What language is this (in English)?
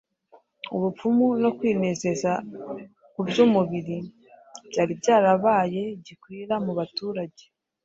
Kinyarwanda